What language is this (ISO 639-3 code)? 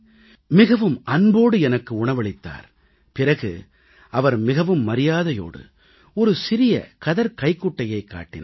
tam